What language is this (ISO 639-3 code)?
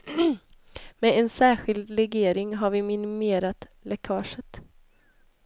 swe